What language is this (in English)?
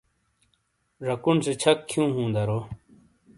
Shina